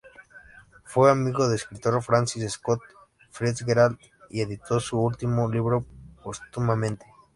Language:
Spanish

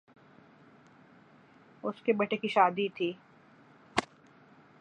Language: Urdu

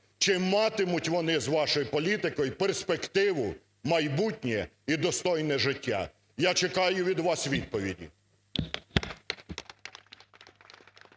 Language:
Ukrainian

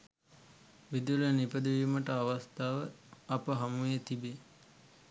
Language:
Sinhala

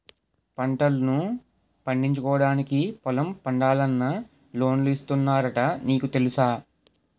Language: Telugu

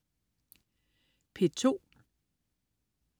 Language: Danish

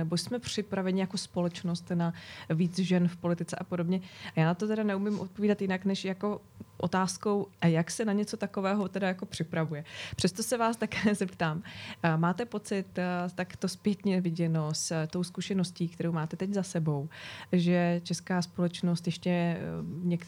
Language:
Czech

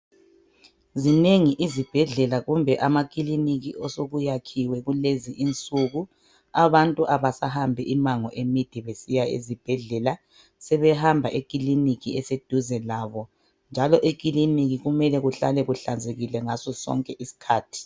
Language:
North Ndebele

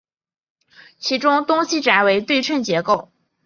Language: Chinese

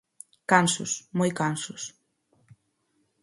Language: Galician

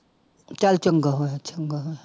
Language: Punjabi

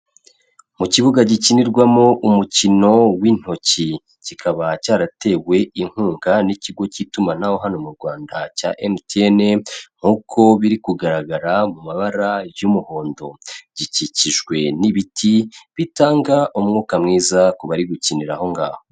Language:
Kinyarwanda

